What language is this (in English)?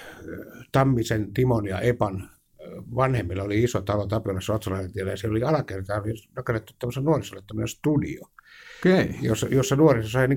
Finnish